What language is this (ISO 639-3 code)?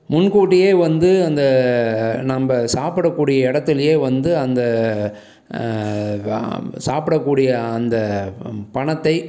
tam